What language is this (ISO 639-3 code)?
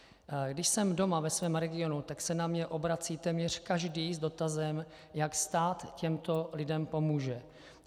ces